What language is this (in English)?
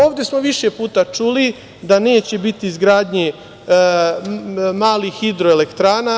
Serbian